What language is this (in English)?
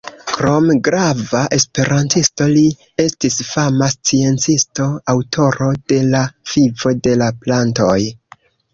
Esperanto